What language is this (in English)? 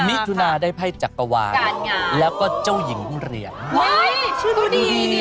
Thai